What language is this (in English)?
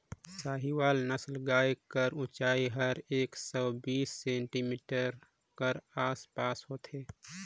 Chhattisgarhi